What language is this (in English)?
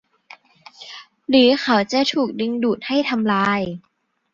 Thai